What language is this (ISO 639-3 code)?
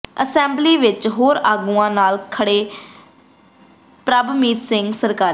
pan